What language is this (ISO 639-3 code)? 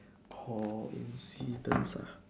eng